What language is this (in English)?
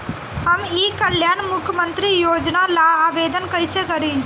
Bhojpuri